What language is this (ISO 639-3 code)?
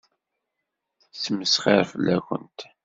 kab